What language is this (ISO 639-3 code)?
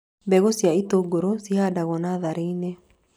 kik